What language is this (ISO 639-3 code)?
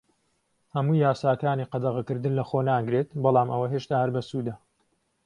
ckb